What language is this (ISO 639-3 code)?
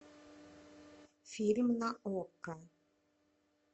rus